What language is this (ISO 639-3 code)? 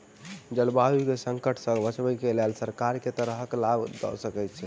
mai